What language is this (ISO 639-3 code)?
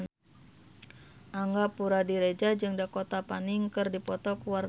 sun